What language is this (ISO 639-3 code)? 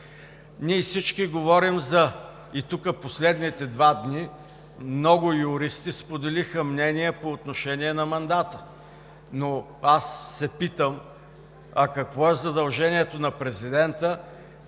bul